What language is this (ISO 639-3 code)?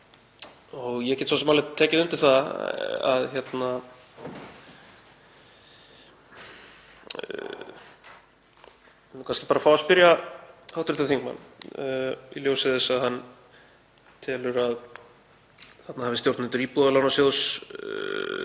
isl